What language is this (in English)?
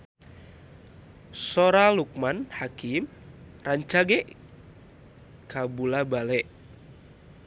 Sundanese